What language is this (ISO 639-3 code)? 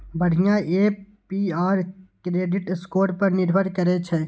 mai